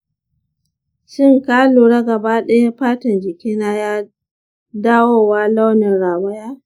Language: Hausa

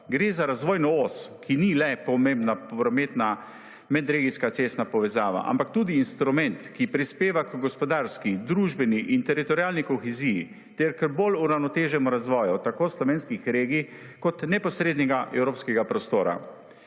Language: Slovenian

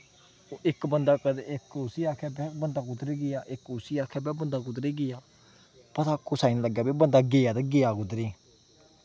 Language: Dogri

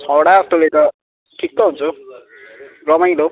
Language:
Nepali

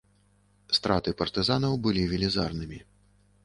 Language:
Belarusian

